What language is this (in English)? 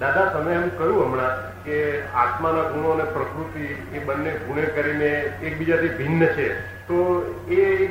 Gujarati